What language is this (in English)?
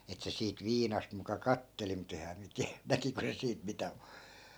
Finnish